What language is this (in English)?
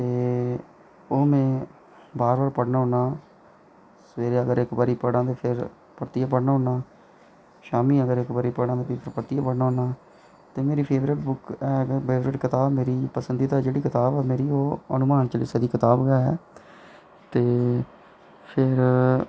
Dogri